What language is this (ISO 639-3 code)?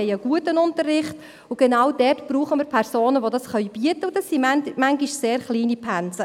gsw